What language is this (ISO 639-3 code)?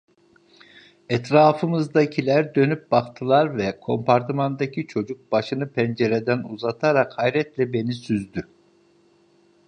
tur